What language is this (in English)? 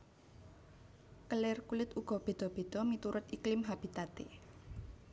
Javanese